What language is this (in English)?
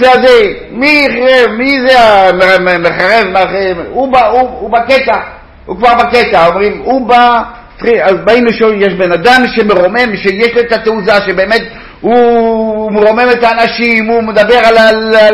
Hebrew